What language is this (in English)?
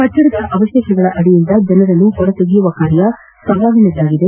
Kannada